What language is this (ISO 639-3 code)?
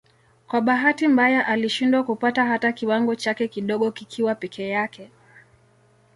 swa